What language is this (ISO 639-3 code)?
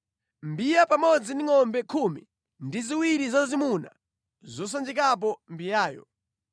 nya